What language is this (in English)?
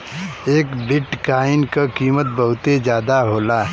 Bhojpuri